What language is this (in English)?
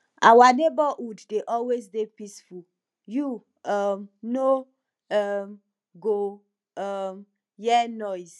Nigerian Pidgin